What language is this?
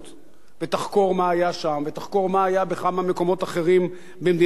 Hebrew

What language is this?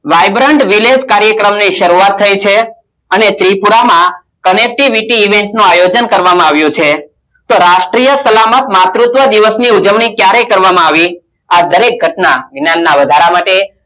Gujarati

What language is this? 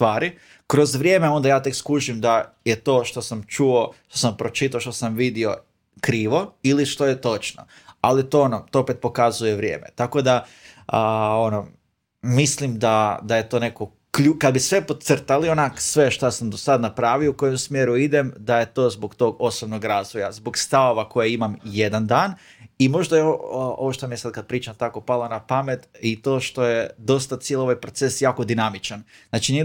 Croatian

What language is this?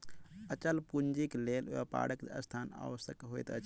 Maithili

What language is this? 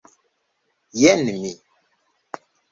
Esperanto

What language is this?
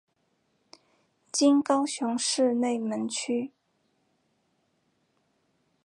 Chinese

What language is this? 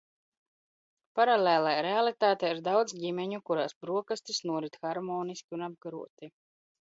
Latvian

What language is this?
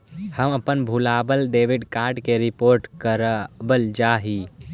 Magahi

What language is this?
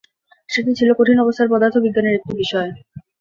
Bangla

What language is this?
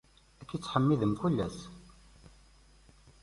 Kabyle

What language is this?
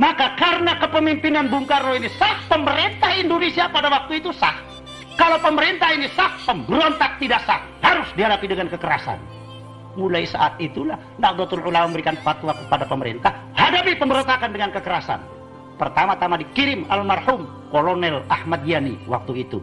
Indonesian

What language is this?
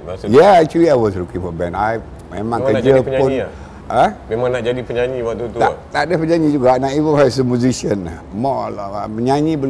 Malay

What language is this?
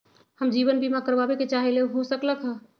Magahi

